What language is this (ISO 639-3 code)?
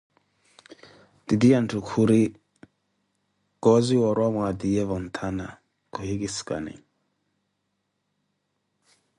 eko